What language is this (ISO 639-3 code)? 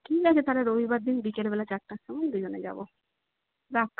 ben